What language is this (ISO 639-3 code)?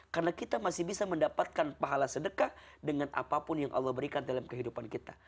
ind